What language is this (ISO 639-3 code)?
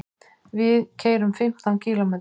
isl